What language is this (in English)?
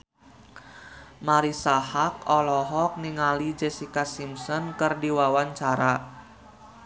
Sundanese